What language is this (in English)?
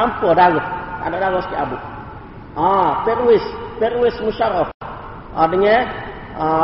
Malay